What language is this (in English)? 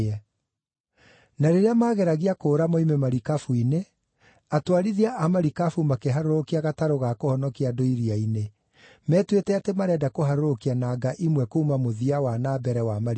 Kikuyu